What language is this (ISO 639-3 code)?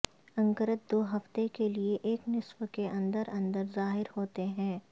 urd